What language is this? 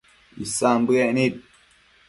Matsés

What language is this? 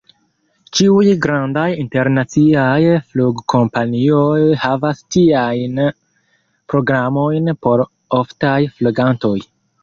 Esperanto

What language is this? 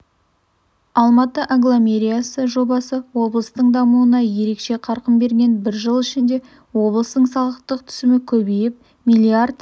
Kazakh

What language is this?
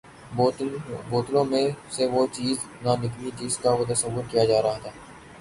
Urdu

